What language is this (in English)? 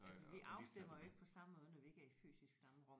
Danish